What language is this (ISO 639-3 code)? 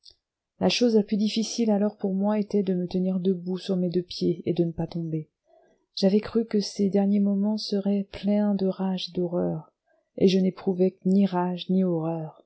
fra